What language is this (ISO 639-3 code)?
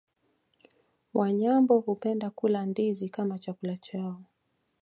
swa